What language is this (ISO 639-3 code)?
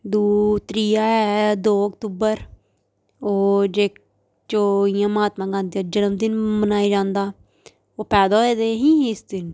doi